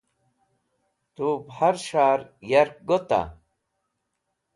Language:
Wakhi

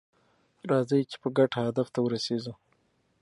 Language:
Pashto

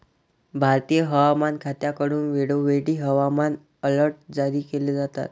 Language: Marathi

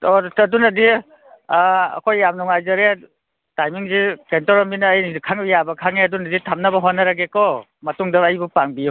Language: Manipuri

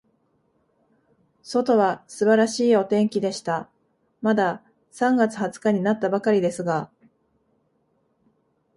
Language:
Japanese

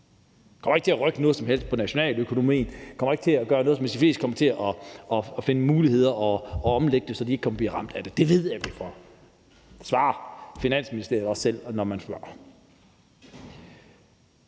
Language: Danish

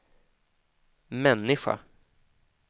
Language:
Swedish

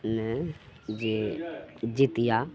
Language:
Maithili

